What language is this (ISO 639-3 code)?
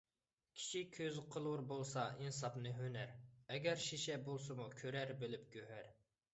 uig